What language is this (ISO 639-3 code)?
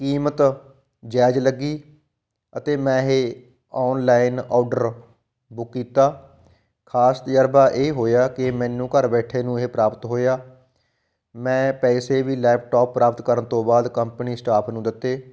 pan